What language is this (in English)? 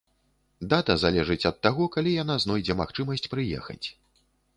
Belarusian